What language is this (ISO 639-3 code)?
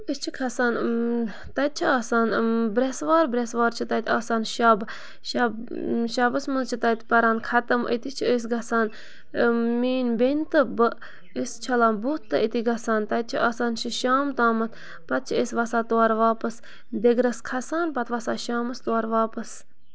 kas